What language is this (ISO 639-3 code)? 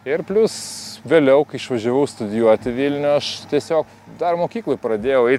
lit